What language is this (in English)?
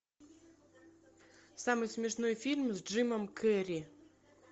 Russian